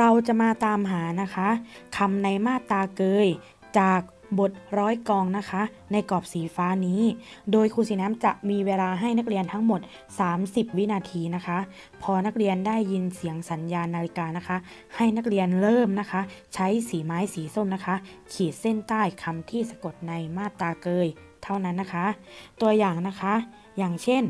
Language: Thai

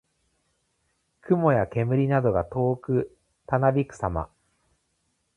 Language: Japanese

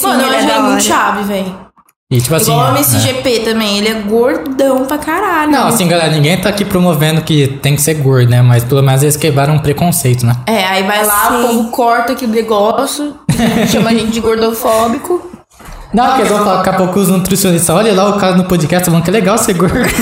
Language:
Portuguese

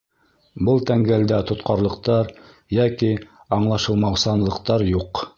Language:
Bashkir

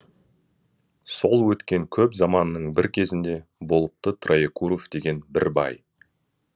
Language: Kazakh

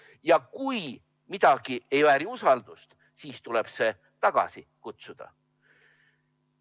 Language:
Estonian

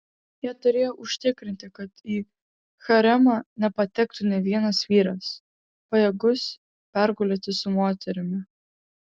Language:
Lithuanian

